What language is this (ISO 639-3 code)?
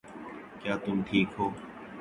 urd